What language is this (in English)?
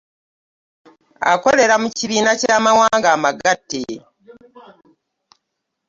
Ganda